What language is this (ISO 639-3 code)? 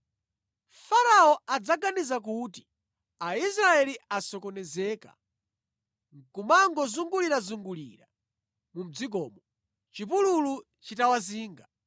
nya